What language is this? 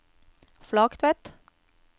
Norwegian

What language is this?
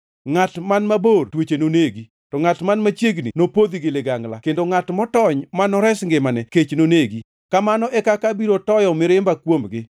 Luo (Kenya and Tanzania)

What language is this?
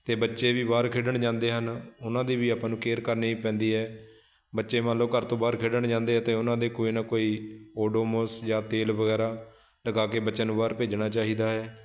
Punjabi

